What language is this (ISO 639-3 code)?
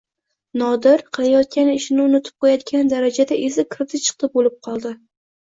uzb